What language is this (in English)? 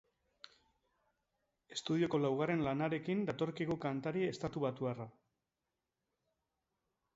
Basque